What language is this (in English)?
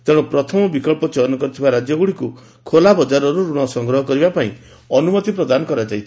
Odia